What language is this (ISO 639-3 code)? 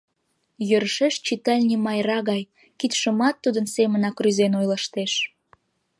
chm